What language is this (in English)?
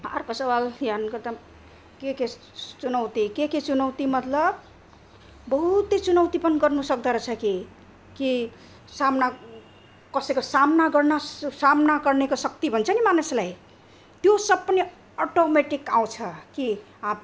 Nepali